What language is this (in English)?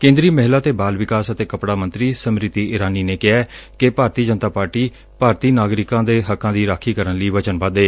Punjabi